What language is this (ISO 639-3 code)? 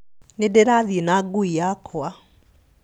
kik